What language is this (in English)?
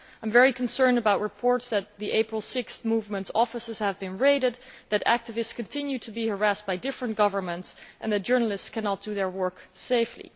English